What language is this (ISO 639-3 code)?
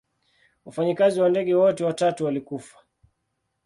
swa